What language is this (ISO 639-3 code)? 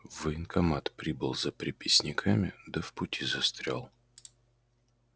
rus